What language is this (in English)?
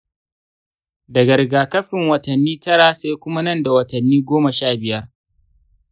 Hausa